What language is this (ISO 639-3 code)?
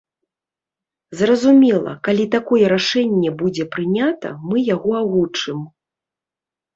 bel